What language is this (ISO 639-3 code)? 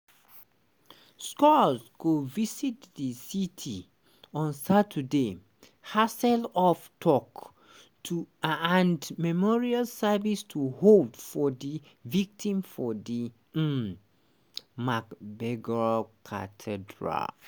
pcm